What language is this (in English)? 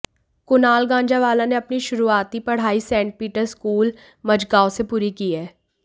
Hindi